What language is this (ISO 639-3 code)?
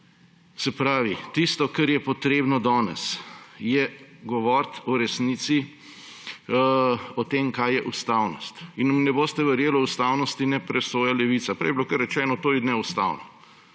slv